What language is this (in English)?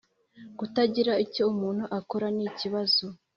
Kinyarwanda